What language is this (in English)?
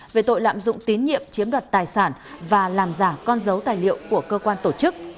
Vietnamese